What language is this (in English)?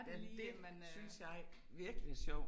Danish